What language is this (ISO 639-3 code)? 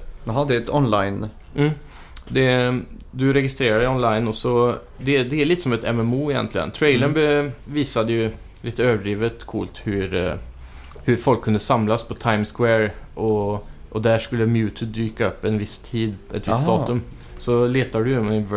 swe